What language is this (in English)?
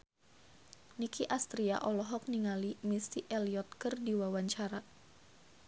Sundanese